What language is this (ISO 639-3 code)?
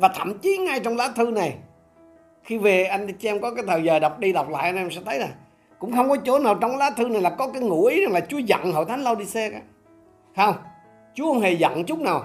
vie